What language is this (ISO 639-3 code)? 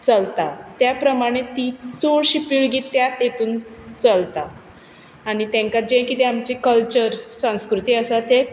kok